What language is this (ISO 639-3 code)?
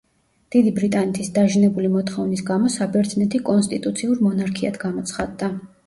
kat